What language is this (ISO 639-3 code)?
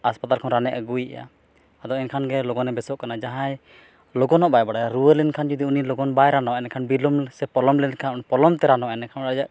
sat